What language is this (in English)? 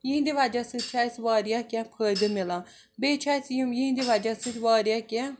Kashmiri